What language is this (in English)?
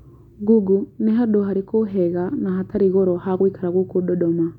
Kikuyu